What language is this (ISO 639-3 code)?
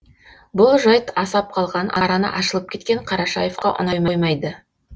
kaz